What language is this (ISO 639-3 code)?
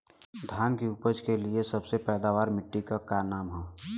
bho